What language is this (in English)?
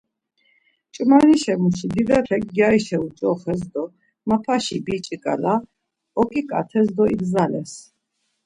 Laz